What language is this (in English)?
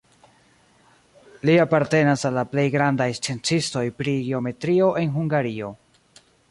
Esperanto